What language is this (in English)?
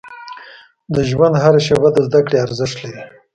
Pashto